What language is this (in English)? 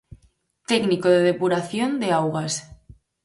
Galician